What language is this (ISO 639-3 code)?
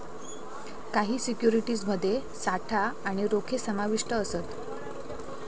mar